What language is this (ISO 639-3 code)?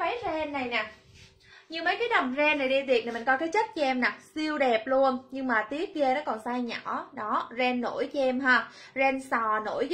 vie